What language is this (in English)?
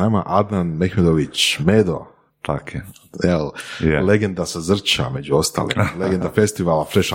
Croatian